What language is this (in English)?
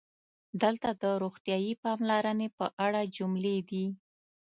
Pashto